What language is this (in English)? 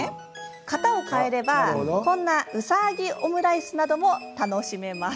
Japanese